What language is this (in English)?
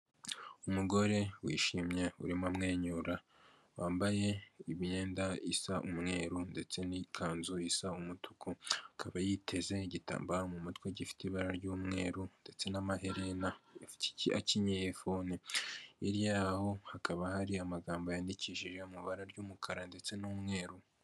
Kinyarwanda